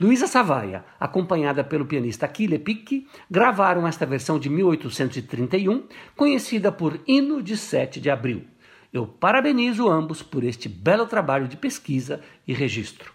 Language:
Portuguese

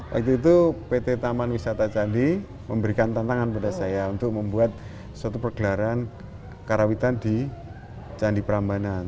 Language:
Indonesian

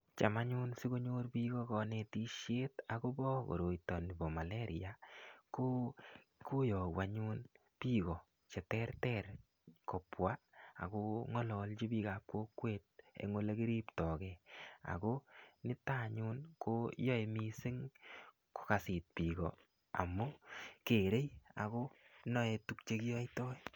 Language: Kalenjin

